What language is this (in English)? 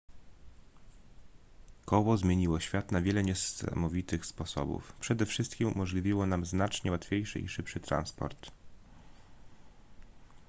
Polish